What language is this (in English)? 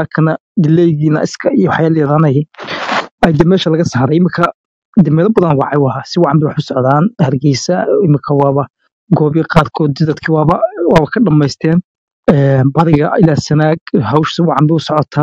Arabic